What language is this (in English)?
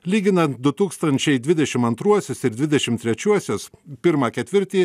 Lithuanian